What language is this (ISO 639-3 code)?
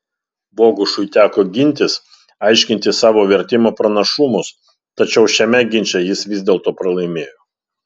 lit